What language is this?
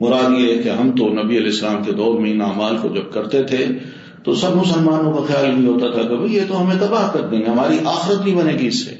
Urdu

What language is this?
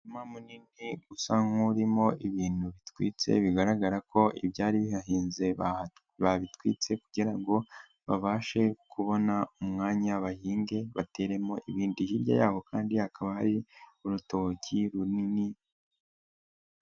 Kinyarwanda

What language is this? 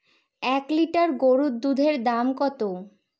Bangla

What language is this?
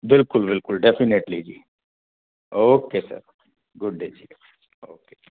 Punjabi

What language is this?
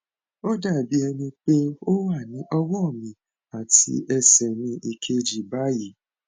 Yoruba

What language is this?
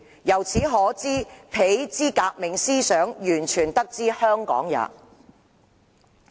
Cantonese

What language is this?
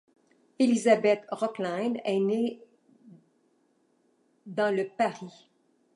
French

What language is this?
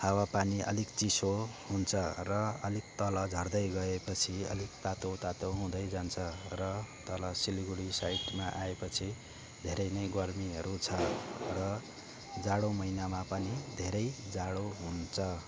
Nepali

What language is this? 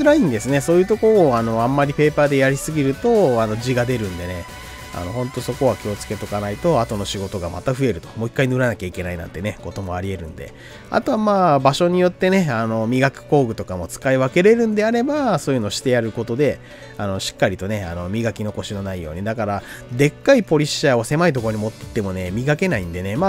Japanese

